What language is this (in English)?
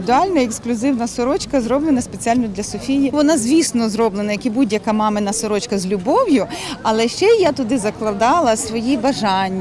Ukrainian